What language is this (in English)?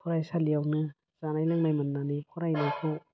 Bodo